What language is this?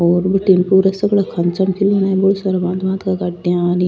Rajasthani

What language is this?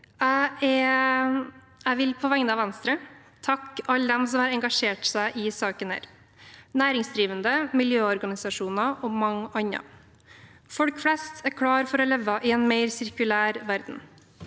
Norwegian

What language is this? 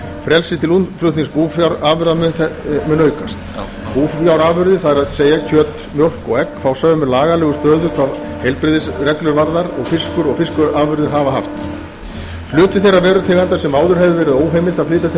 Icelandic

